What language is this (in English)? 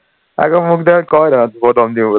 Assamese